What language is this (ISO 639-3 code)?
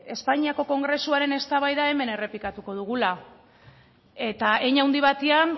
eus